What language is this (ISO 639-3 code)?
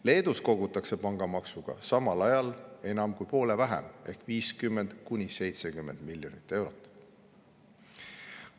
est